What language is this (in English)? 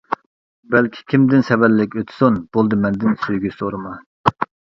Uyghur